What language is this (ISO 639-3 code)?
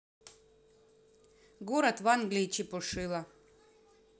rus